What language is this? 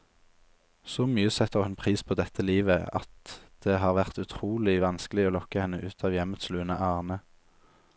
Norwegian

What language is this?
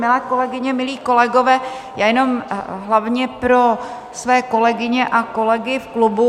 Czech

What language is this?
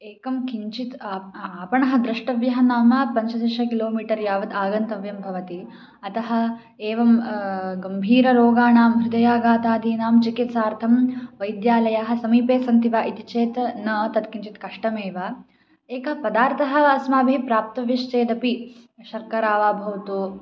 Sanskrit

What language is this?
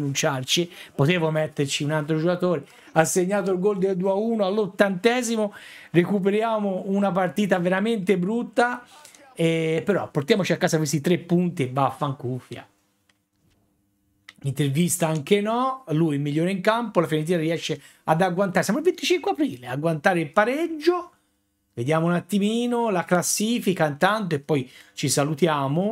Italian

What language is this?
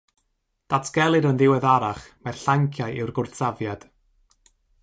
Welsh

